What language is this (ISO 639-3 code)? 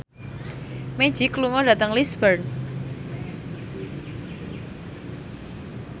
jav